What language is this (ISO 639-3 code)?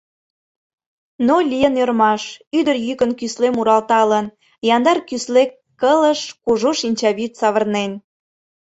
chm